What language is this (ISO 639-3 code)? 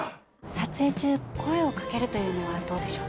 jpn